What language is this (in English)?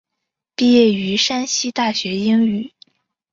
Chinese